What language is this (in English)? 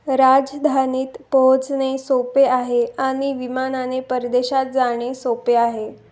Marathi